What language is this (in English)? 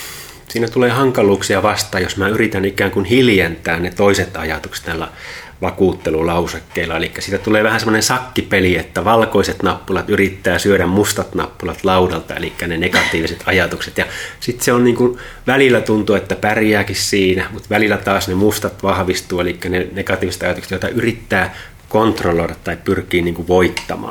Finnish